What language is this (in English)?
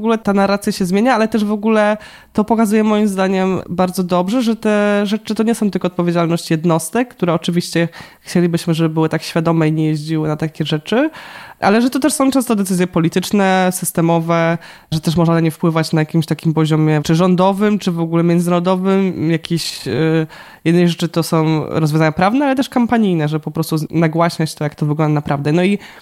Polish